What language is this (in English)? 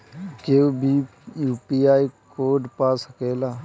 Bhojpuri